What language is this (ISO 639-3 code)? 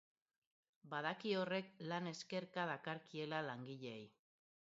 eus